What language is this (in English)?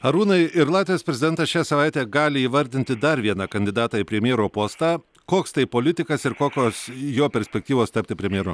Lithuanian